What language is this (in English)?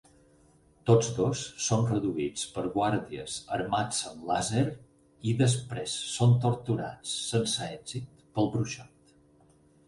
Catalan